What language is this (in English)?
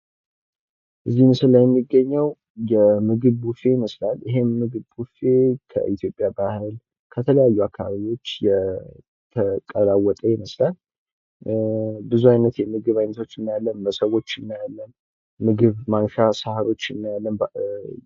Amharic